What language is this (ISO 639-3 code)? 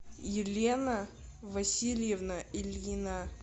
rus